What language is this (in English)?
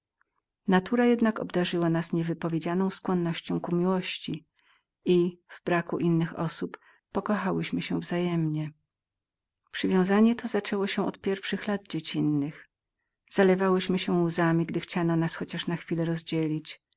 Polish